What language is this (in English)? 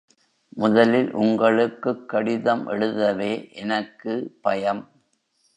Tamil